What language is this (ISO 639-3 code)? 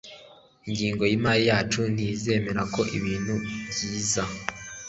kin